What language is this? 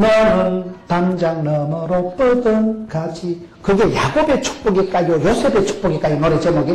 Korean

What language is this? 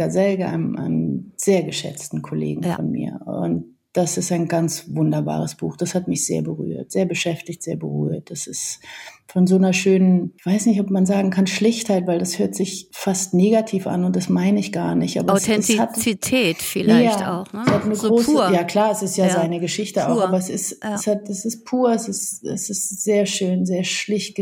German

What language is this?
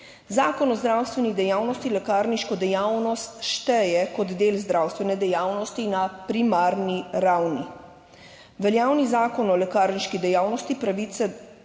Slovenian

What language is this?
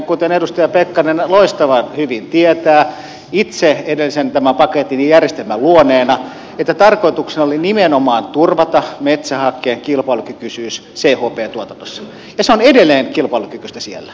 Finnish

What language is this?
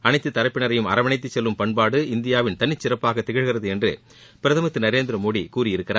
Tamil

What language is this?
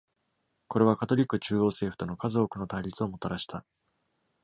Japanese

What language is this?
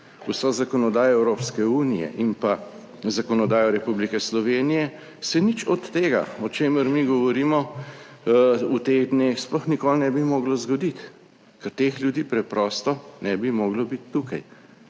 Slovenian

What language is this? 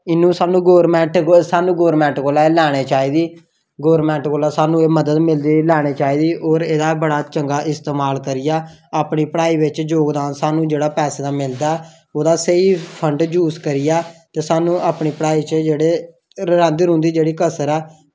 Dogri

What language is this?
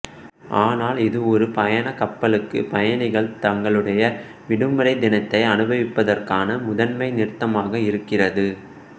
Tamil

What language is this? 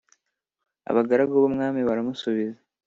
Kinyarwanda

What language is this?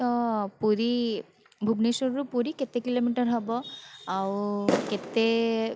Odia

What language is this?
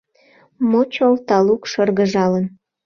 Mari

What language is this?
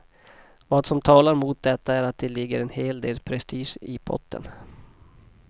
Swedish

